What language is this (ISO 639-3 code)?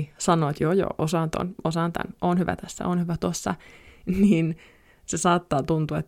fin